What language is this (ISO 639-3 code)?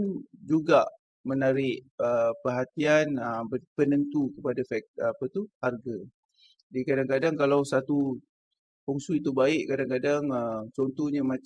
msa